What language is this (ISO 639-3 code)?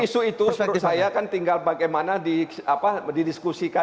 ind